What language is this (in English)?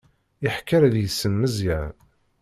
Kabyle